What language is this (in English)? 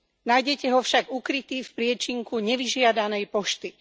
Slovak